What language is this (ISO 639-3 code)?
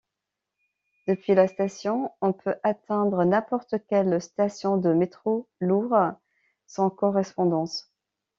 fra